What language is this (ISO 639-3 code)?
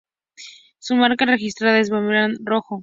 spa